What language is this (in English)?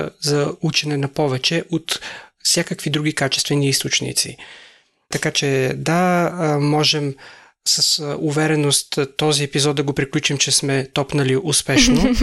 Bulgarian